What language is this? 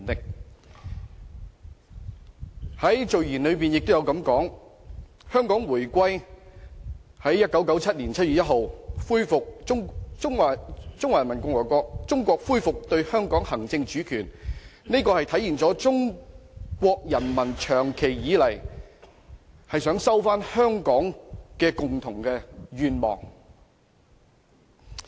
Cantonese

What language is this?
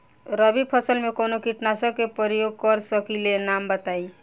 Bhojpuri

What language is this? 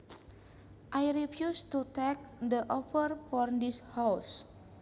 Javanese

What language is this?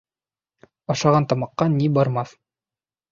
Bashkir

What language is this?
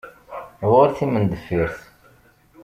Kabyle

